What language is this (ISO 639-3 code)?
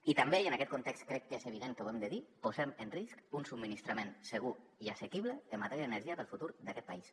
cat